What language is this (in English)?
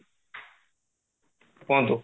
Odia